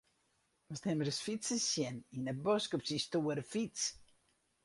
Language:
Western Frisian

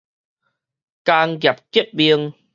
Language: Min Nan Chinese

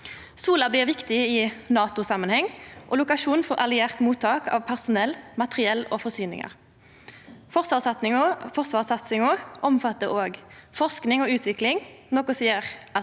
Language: Norwegian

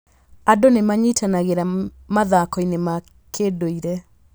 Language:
Kikuyu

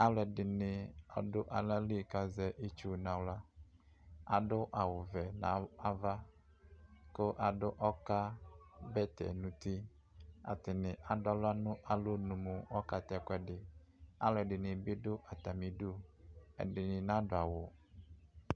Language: Ikposo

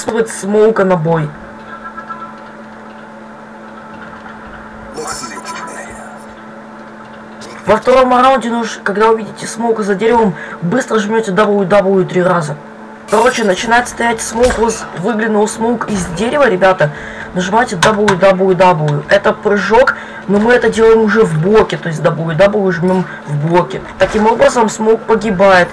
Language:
Russian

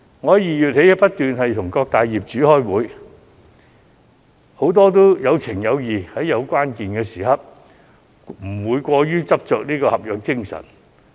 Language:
Cantonese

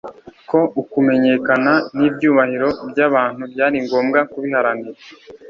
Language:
Kinyarwanda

